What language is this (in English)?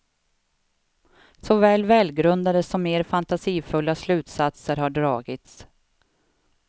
Swedish